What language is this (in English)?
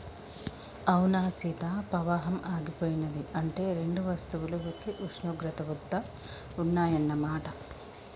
Telugu